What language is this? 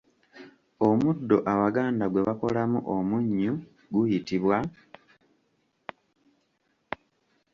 Ganda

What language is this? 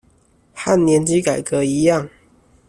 Chinese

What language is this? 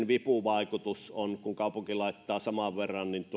Finnish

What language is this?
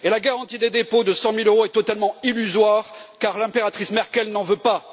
French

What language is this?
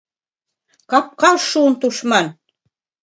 Mari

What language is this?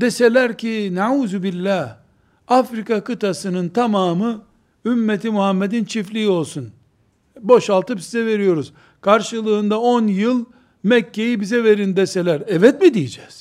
Turkish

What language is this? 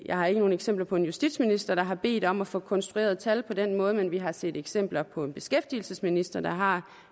Danish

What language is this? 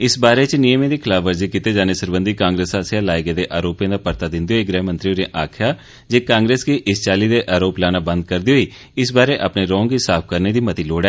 Dogri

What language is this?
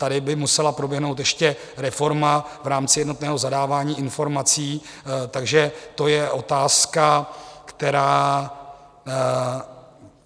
Czech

